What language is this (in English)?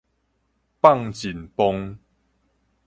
Min Nan Chinese